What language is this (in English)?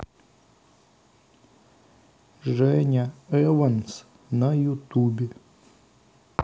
Russian